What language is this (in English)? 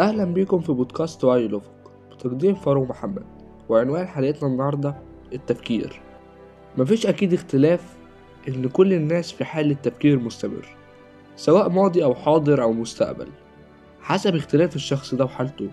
Arabic